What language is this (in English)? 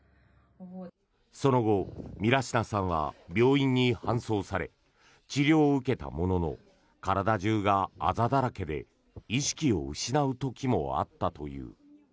Japanese